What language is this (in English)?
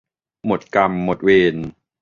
Thai